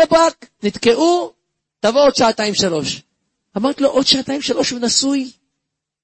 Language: Hebrew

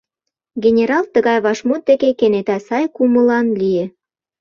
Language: Mari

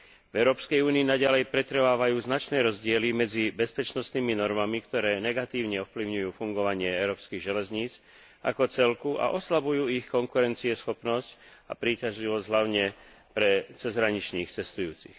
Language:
Slovak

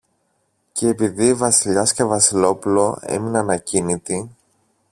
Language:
Greek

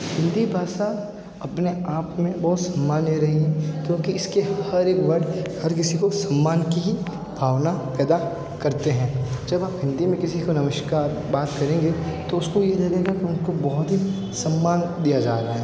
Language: Hindi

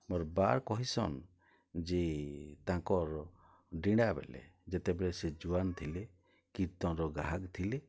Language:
Odia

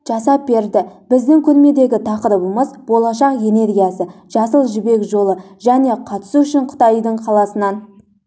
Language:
Kazakh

